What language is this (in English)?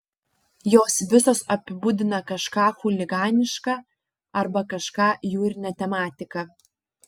Lithuanian